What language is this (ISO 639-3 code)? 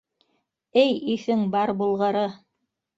bak